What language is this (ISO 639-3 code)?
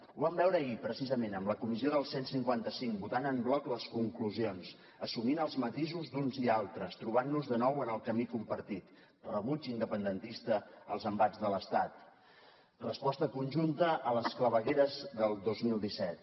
cat